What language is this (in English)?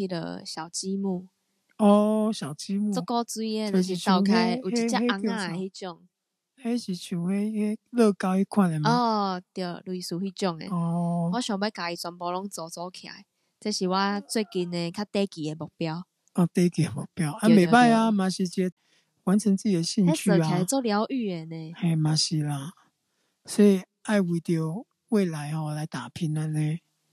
Chinese